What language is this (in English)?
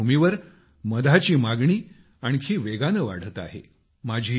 Marathi